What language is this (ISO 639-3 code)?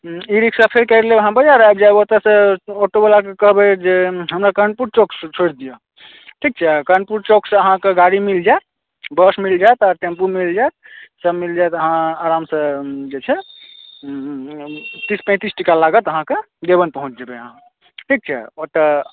mai